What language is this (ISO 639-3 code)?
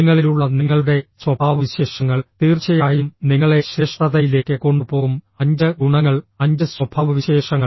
mal